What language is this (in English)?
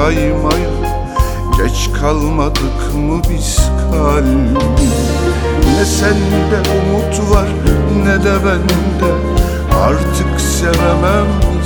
Turkish